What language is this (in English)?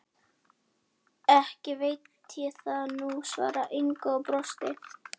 Icelandic